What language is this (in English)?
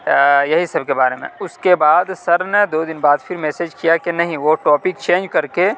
Urdu